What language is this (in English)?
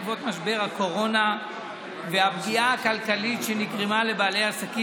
Hebrew